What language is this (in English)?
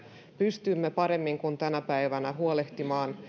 Finnish